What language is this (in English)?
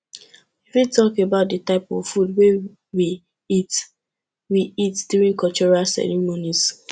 Nigerian Pidgin